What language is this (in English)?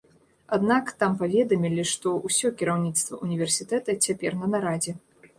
Belarusian